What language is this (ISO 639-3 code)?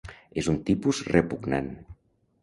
cat